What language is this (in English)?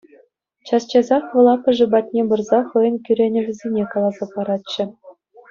Chuvash